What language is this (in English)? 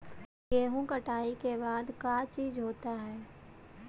Magahi